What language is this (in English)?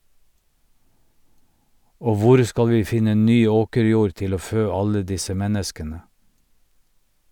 Norwegian